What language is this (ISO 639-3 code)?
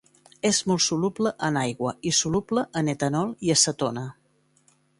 cat